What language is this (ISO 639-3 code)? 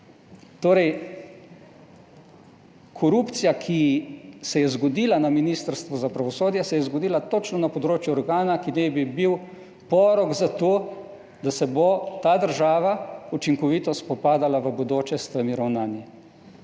slv